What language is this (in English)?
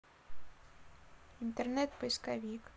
Russian